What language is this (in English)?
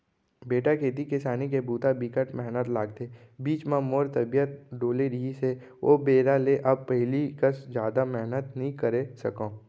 Chhattisgarhi